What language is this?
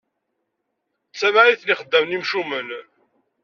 Kabyle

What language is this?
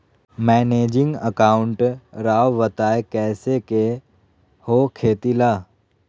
Magahi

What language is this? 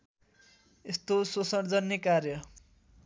Nepali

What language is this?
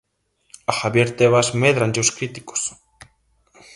Galician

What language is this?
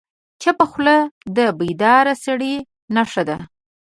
Pashto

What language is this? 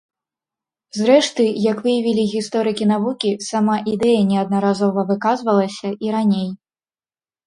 Belarusian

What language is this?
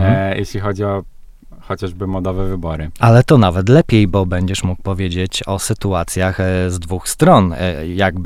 Polish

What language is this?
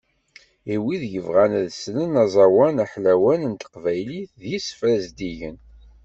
Kabyle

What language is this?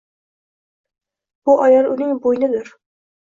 Uzbek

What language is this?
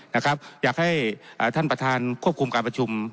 Thai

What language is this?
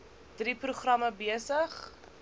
Afrikaans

